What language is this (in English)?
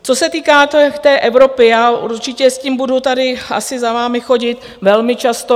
Czech